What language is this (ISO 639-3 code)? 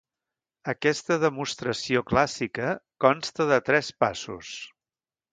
cat